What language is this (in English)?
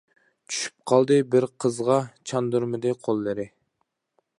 Uyghur